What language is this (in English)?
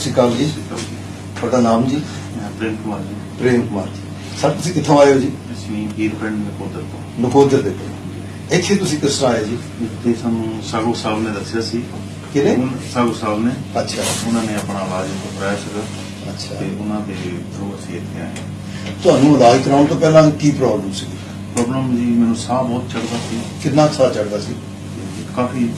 Punjabi